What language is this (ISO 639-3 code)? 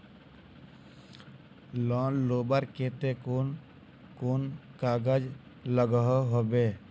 mag